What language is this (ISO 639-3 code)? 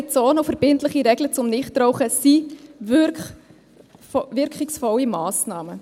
gsw